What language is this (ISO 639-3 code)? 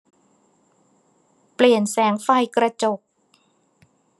tha